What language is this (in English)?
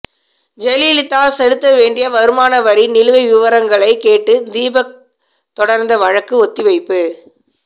Tamil